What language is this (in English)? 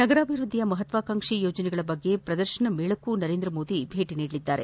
Kannada